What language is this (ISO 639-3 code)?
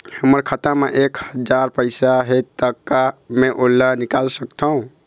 hne